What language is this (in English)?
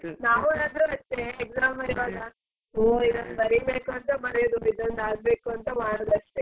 Kannada